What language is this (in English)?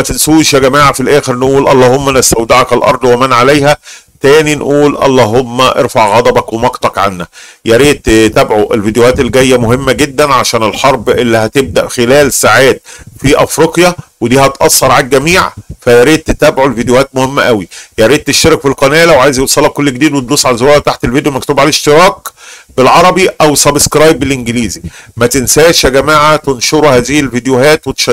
Arabic